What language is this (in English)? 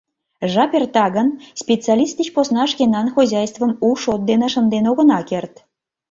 Mari